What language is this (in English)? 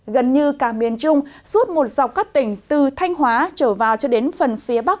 Vietnamese